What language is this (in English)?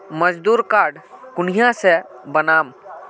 Magahi